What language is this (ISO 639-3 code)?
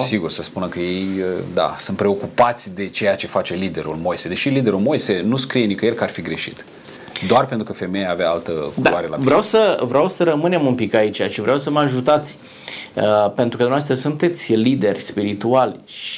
ron